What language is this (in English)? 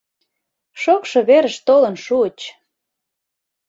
Mari